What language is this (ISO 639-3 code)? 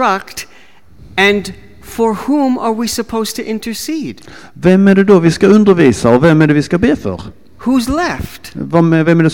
swe